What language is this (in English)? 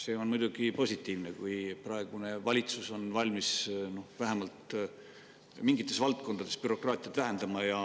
Estonian